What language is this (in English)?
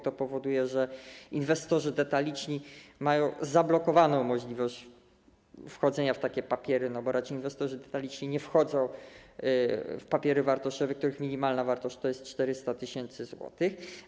Polish